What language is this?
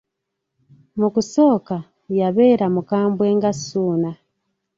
Ganda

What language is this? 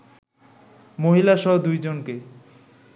Bangla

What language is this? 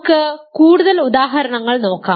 Malayalam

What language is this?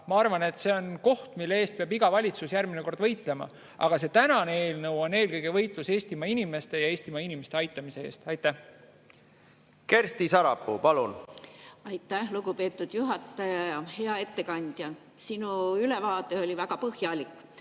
Estonian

